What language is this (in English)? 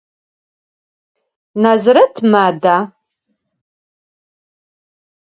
Adyghe